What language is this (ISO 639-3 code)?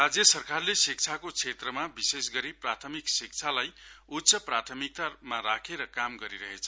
nep